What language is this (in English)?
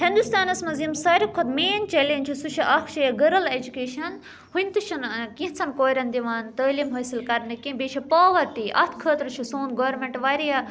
Kashmiri